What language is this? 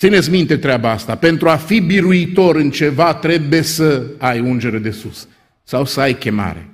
Romanian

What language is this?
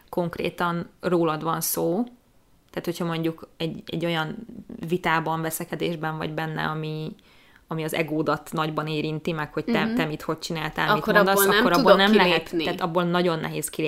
Hungarian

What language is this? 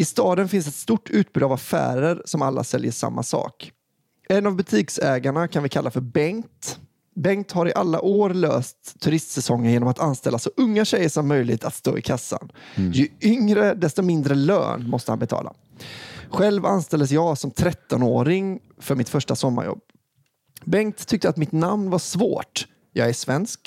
Swedish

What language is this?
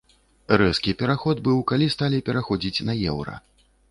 Belarusian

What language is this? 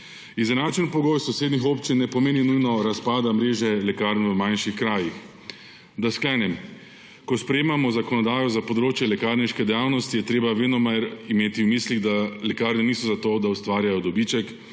Slovenian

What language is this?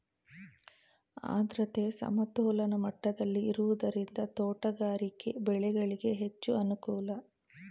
Kannada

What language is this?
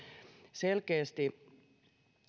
Finnish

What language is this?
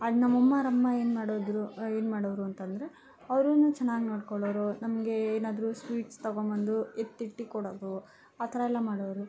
Kannada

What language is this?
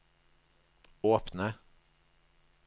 Norwegian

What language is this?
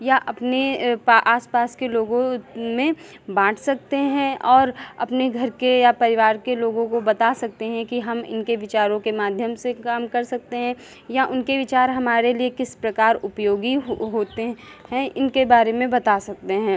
Hindi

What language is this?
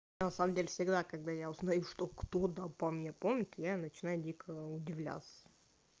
Russian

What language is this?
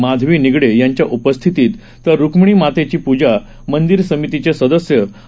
Marathi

